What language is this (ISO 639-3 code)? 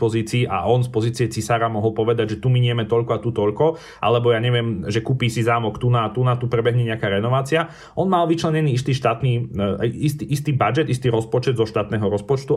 slk